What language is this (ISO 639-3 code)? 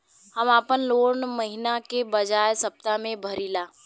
bho